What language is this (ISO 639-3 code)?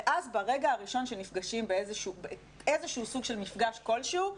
heb